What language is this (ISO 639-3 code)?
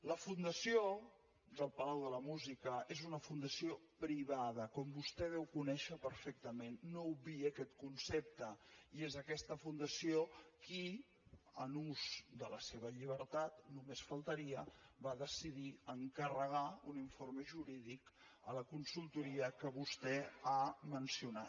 cat